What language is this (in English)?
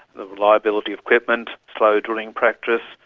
English